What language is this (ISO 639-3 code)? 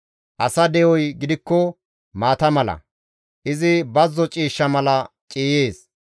gmv